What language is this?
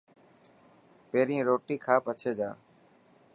Dhatki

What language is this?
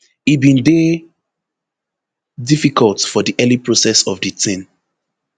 Nigerian Pidgin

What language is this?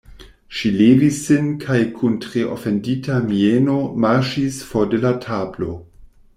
Esperanto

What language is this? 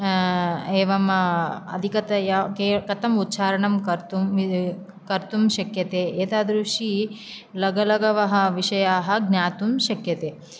Sanskrit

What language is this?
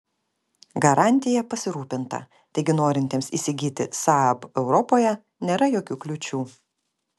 Lithuanian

